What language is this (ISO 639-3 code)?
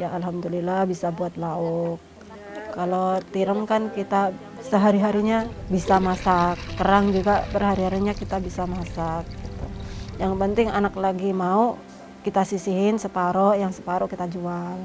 ind